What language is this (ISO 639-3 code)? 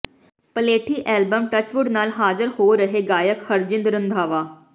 pan